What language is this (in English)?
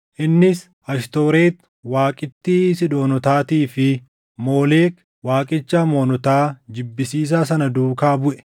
Oromo